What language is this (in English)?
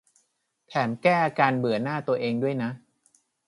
Thai